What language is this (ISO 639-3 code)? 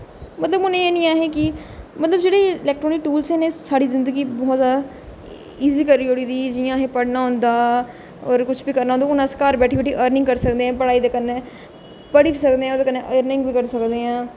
doi